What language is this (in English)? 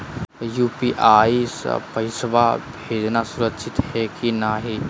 Magahi